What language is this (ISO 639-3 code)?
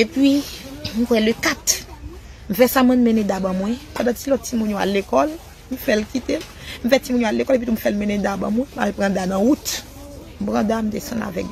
fra